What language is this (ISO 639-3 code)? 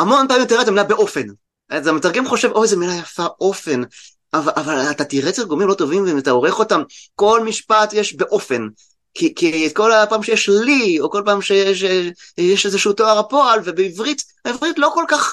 heb